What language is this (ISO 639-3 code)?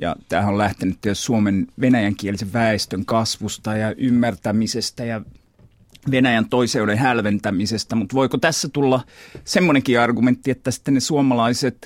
fin